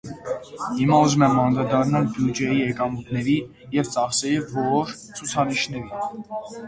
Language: Armenian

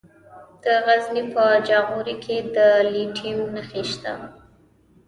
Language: Pashto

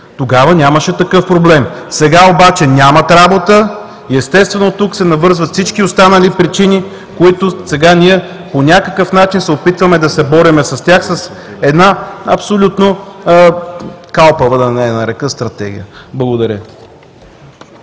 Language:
Bulgarian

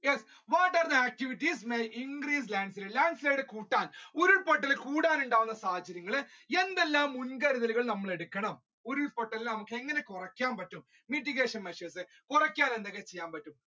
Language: Malayalam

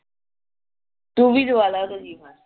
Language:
Punjabi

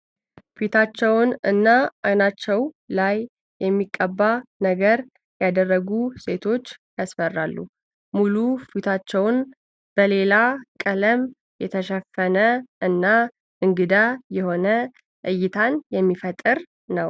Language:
Amharic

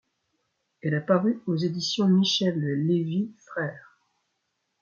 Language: French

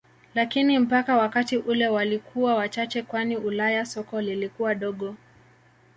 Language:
Swahili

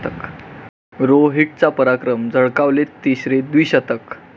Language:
Marathi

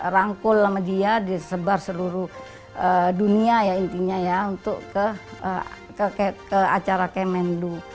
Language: Indonesian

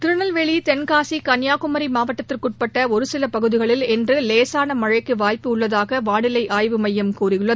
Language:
Tamil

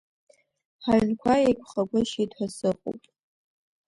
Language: Abkhazian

